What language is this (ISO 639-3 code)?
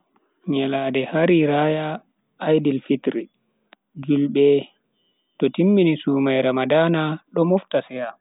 fui